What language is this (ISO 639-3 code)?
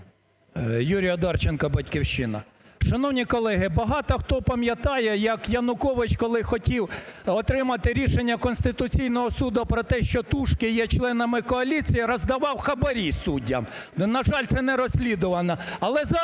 ukr